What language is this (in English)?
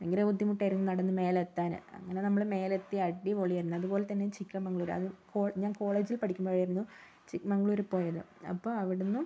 Malayalam